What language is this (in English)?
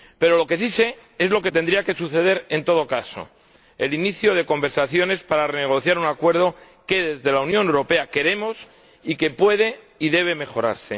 Spanish